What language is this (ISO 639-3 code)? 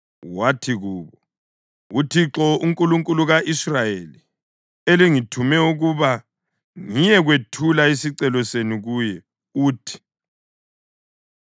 nde